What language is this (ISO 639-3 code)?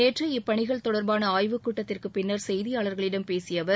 tam